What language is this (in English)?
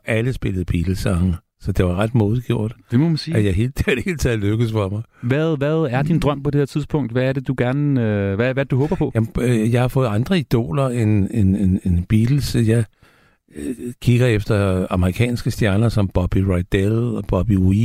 Danish